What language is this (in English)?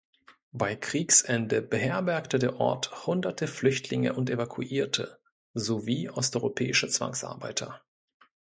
German